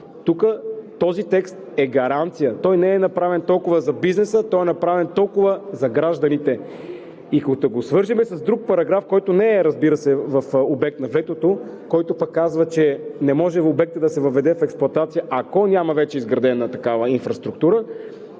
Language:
Bulgarian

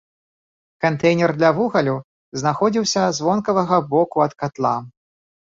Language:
Belarusian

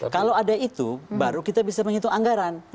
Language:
Indonesian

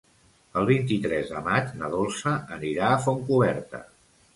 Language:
Catalan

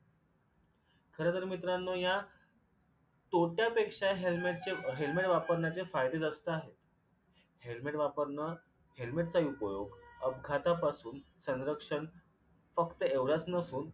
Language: Marathi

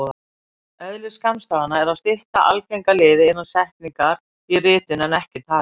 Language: Icelandic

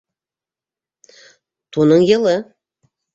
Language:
Bashkir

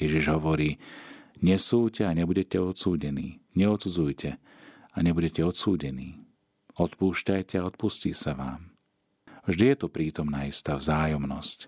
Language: Slovak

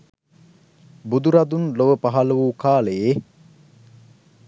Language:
Sinhala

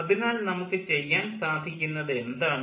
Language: Malayalam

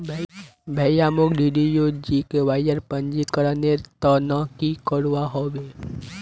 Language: Magahi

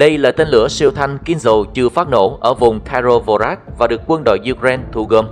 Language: Vietnamese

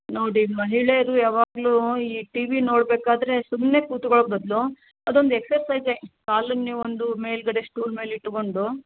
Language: Kannada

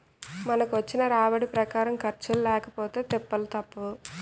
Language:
Telugu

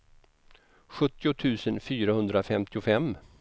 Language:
Swedish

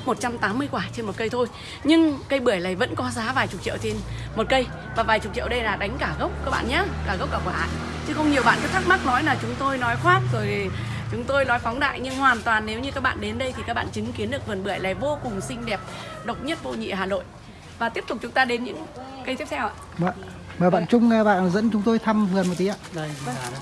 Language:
Vietnamese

